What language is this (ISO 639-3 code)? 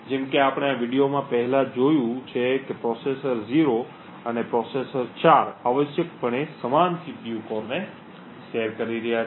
guj